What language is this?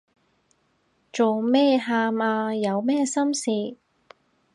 Cantonese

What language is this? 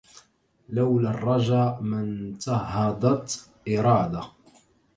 Arabic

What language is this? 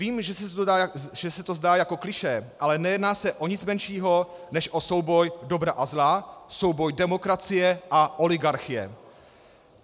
Czech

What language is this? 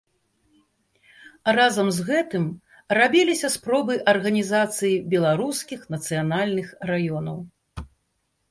Belarusian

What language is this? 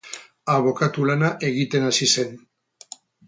Basque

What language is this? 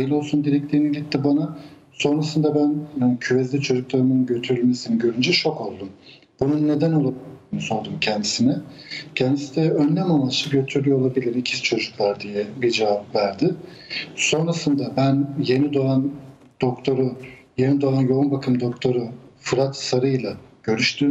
Turkish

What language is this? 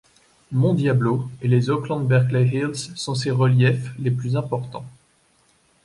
French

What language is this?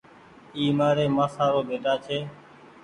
Goaria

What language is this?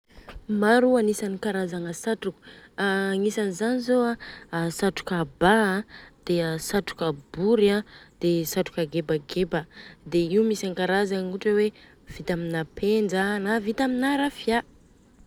Southern Betsimisaraka Malagasy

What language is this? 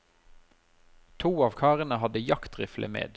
Norwegian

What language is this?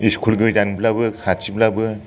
Bodo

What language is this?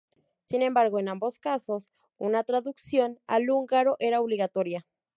Spanish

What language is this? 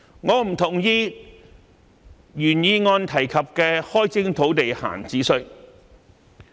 Cantonese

